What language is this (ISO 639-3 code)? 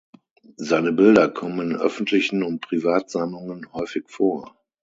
deu